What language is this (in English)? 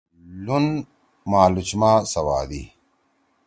Torwali